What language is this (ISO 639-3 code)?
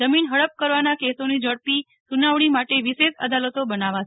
guj